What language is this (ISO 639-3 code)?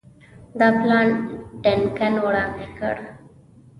pus